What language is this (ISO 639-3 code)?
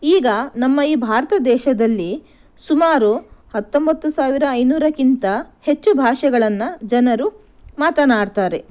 kan